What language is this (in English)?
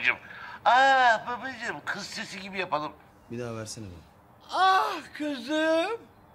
Turkish